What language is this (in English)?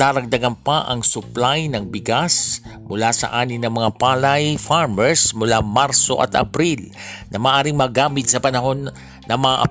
Filipino